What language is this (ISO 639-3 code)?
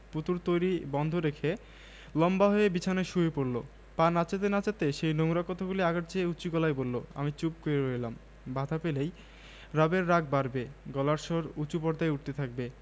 ben